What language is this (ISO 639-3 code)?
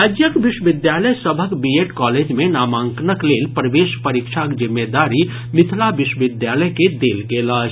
mai